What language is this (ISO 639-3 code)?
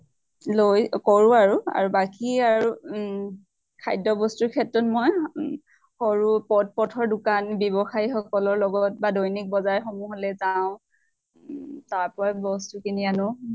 asm